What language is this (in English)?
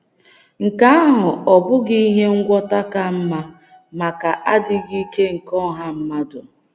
Igbo